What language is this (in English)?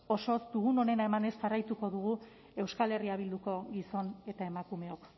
Basque